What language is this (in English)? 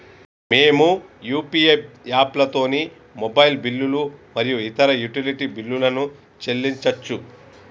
Telugu